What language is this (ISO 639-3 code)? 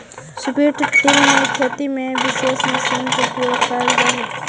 mag